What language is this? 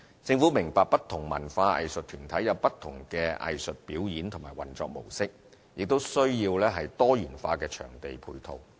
Cantonese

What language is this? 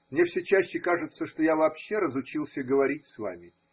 Russian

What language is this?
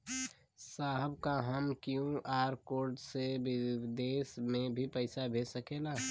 Bhojpuri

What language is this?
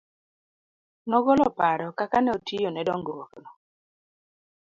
Luo (Kenya and Tanzania)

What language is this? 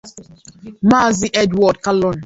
Igbo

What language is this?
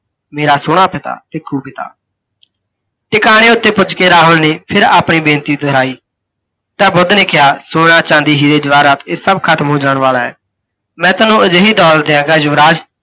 Punjabi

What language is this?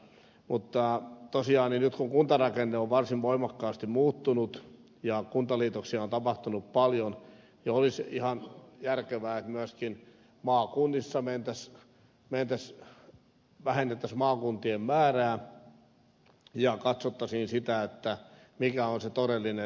Finnish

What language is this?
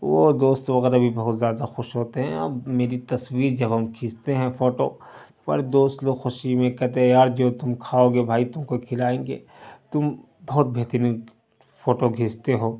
Urdu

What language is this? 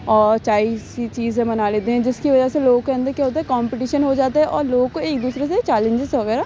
Urdu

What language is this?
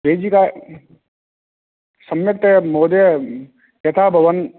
Sanskrit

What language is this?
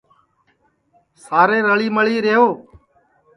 Sansi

